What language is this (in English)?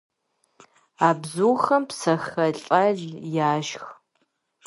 Kabardian